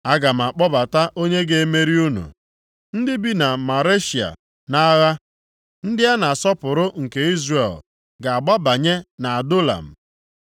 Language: Igbo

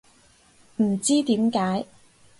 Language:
Cantonese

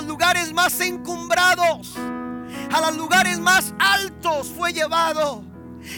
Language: Spanish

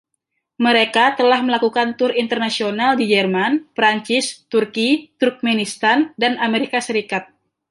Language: Indonesian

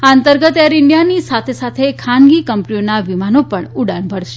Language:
Gujarati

